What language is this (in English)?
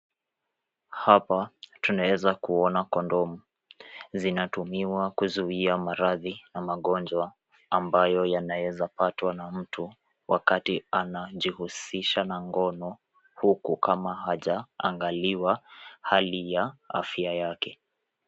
Swahili